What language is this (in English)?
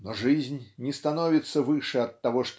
Russian